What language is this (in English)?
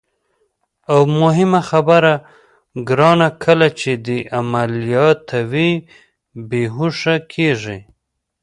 Pashto